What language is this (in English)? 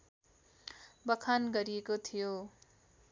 Nepali